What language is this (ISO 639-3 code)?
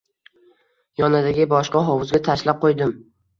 uzb